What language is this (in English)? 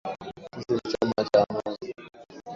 Swahili